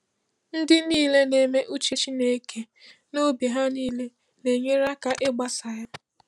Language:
Igbo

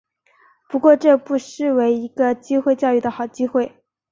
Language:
Chinese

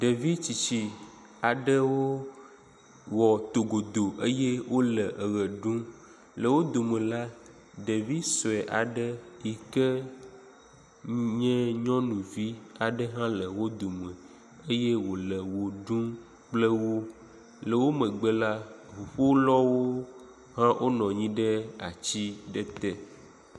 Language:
Ewe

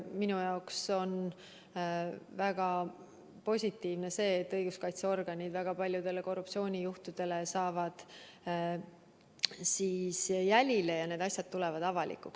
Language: Estonian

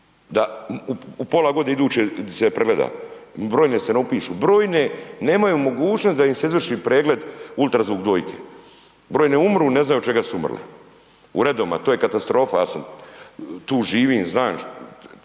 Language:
Croatian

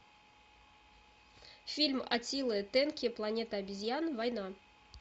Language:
Russian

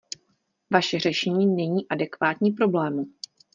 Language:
Czech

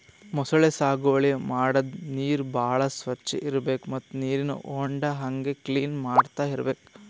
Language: Kannada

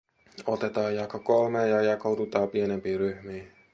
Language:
Finnish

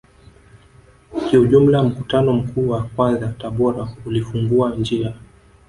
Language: Swahili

